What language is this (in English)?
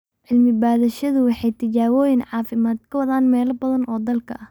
Somali